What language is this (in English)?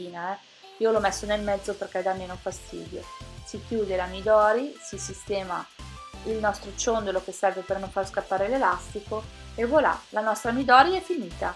Italian